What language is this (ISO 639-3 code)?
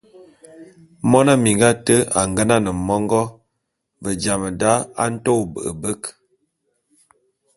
bum